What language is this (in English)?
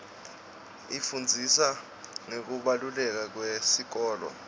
Swati